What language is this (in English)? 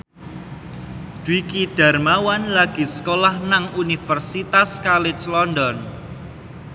Javanese